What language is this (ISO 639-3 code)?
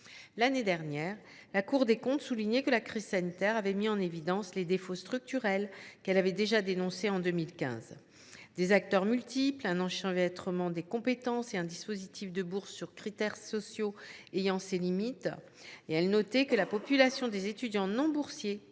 fra